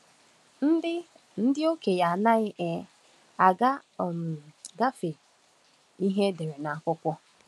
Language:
Igbo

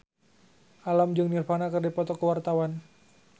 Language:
Sundanese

